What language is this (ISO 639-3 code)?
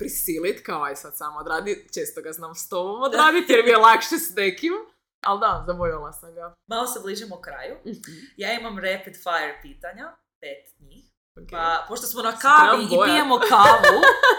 hrv